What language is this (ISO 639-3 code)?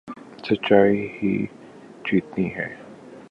urd